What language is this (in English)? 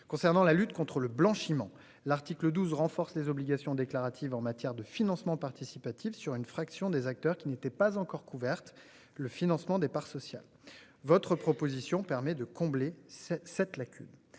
French